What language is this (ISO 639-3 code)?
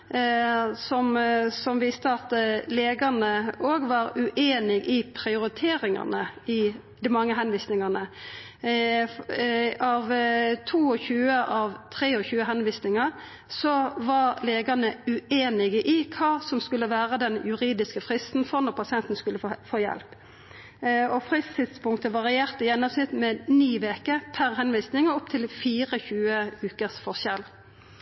nno